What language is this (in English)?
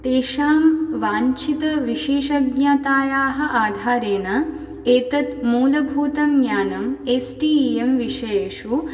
Sanskrit